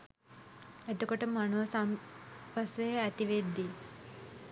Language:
Sinhala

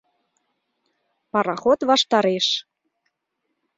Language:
Mari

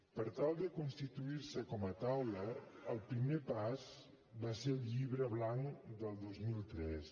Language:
Catalan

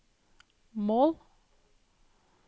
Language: Norwegian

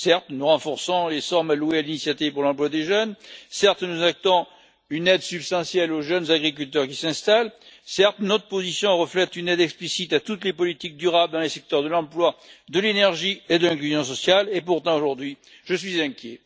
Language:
French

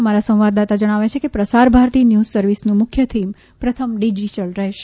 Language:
Gujarati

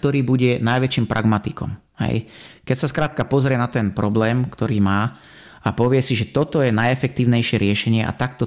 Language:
Slovak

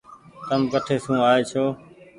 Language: Goaria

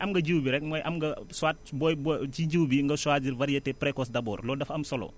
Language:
Wolof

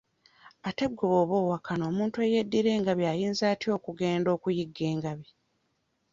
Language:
Ganda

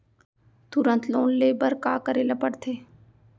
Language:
Chhattisgarhi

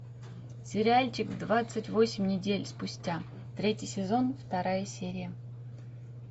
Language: Russian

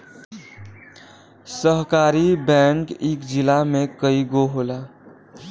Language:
Bhojpuri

